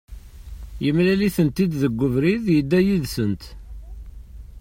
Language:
Kabyle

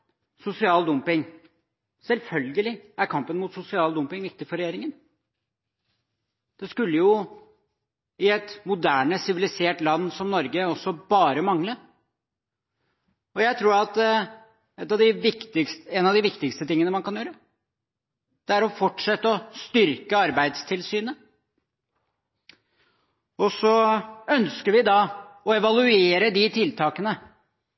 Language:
Norwegian Bokmål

